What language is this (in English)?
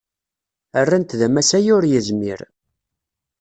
Kabyle